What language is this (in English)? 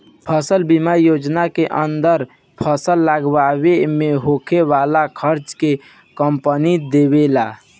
Bhojpuri